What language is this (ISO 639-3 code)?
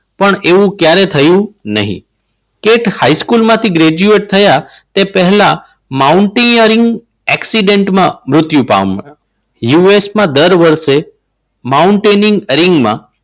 guj